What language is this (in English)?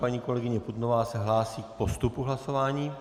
Czech